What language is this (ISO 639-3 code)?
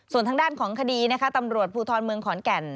tha